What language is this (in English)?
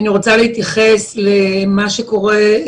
Hebrew